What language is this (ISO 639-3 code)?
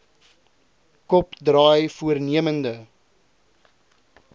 afr